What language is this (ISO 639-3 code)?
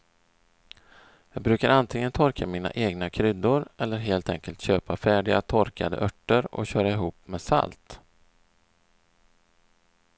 swe